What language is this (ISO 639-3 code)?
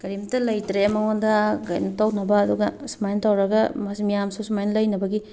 mni